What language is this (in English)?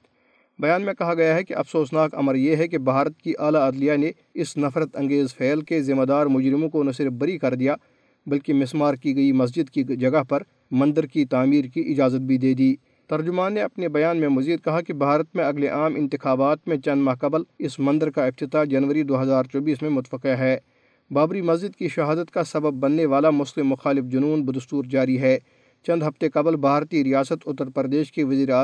Urdu